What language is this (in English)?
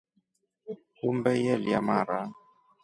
Rombo